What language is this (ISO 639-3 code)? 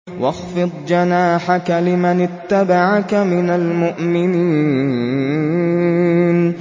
ara